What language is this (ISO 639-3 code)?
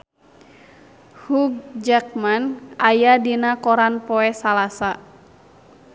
sun